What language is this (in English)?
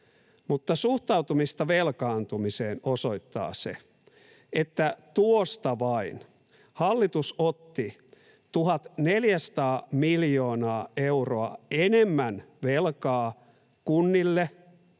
Finnish